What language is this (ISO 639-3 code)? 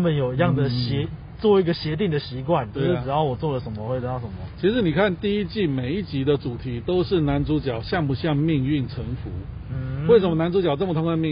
zho